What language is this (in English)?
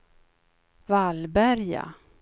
Swedish